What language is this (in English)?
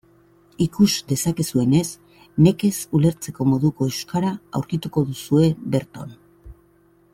Basque